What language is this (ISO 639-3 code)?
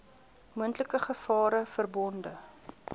afr